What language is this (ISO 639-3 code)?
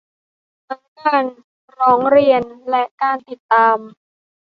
tha